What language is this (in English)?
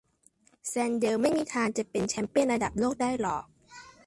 Thai